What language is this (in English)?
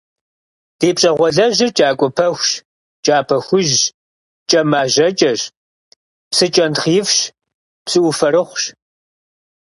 Kabardian